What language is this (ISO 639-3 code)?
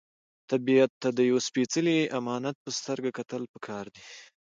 pus